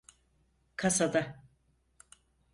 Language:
Turkish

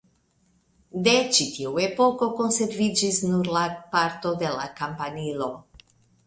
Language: Esperanto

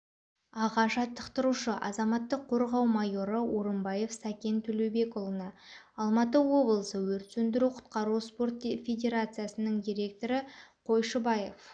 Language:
Kazakh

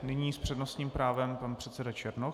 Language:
Czech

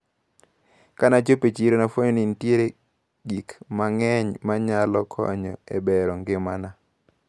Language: Luo (Kenya and Tanzania)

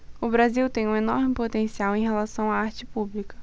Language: Portuguese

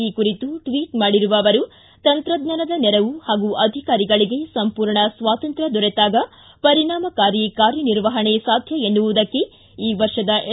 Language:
Kannada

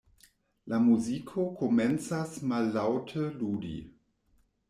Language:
Esperanto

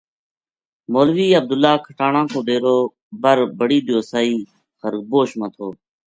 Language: Gujari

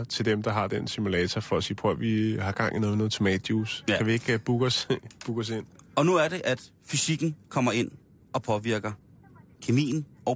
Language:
Danish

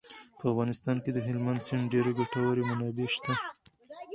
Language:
Pashto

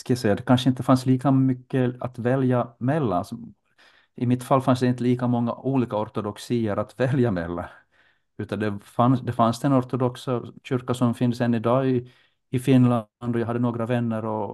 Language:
Swedish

